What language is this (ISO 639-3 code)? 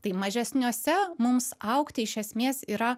lit